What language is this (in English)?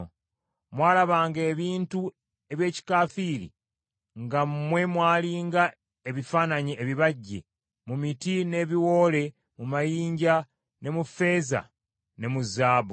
Ganda